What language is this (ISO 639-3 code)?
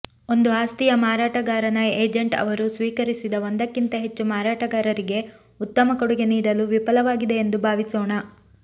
kan